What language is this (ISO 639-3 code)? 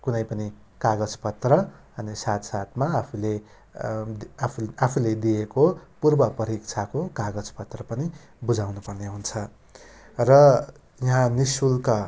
nep